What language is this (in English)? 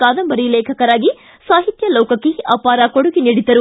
Kannada